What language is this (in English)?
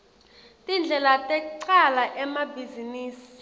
Swati